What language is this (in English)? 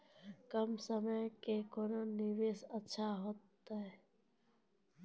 Maithili